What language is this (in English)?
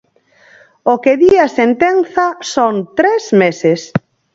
Galician